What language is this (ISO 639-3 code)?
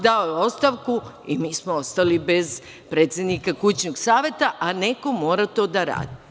srp